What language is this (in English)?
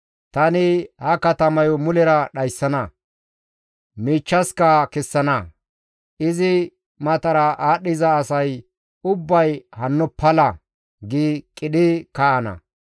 Gamo